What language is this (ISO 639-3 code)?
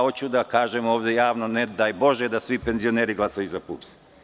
srp